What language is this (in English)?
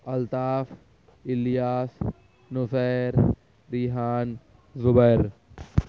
Urdu